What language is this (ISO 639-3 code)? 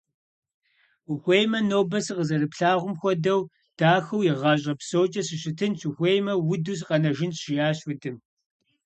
kbd